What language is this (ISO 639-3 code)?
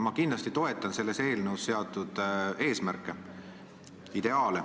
est